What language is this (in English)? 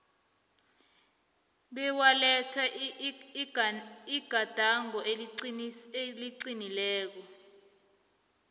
South Ndebele